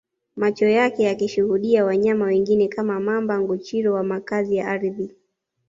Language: Swahili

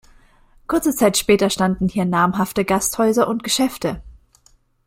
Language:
German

